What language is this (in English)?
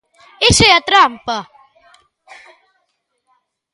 Galician